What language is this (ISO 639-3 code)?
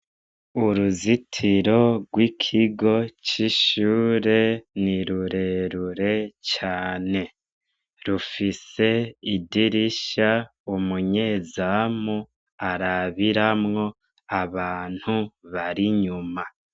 run